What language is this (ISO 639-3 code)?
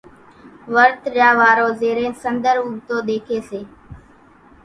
gjk